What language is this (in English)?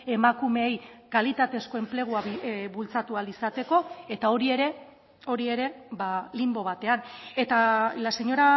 Basque